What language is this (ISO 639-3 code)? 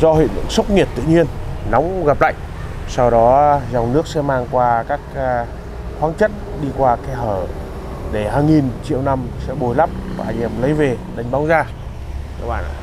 vie